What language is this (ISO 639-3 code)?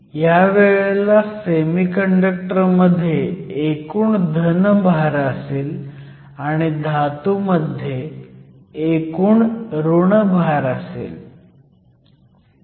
mar